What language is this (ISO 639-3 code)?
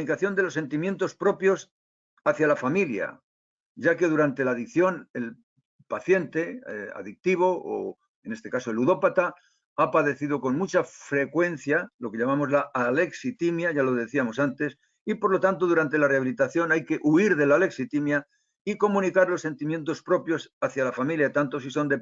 spa